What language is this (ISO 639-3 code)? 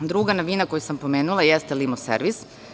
srp